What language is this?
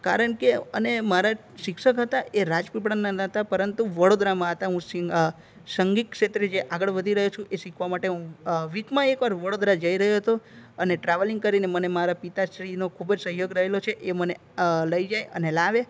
Gujarati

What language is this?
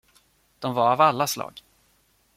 Swedish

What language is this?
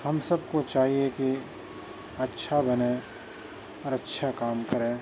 Urdu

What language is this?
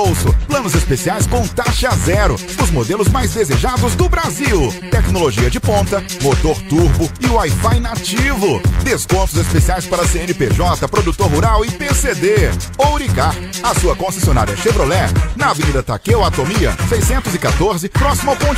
Portuguese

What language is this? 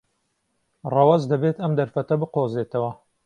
Central Kurdish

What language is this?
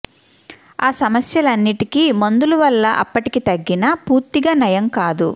Telugu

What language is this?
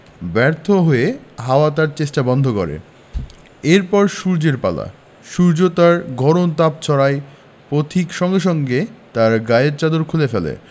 Bangla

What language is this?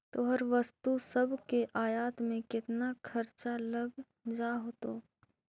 Magahi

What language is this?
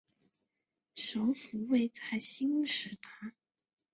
Chinese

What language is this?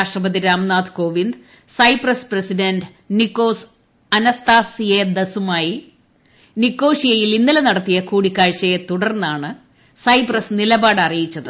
Malayalam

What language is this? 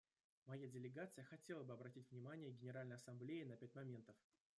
Russian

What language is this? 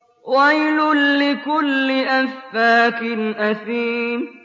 Arabic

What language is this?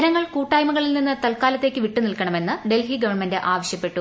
Malayalam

